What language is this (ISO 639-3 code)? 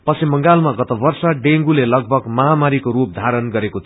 nep